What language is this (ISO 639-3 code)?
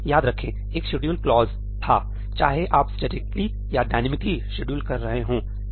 hin